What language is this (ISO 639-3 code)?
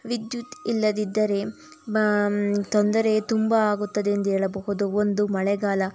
kan